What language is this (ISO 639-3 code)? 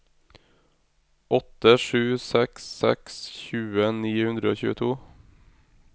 nor